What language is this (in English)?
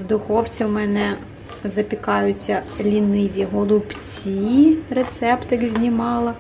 Ukrainian